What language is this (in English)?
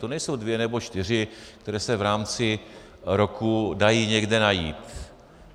Czech